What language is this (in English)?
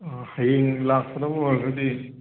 Manipuri